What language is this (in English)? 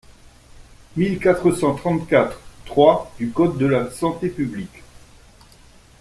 French